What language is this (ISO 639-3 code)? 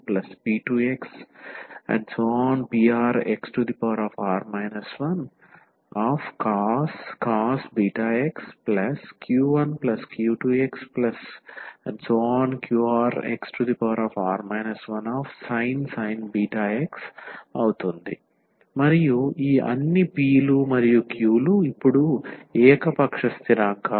tel